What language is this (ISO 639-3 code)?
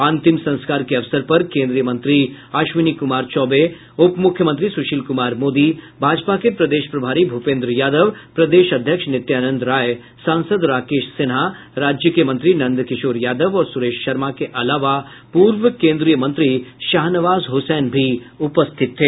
hin